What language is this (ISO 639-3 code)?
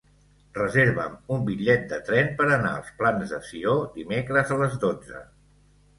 cat